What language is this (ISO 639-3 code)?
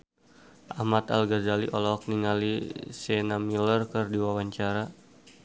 sun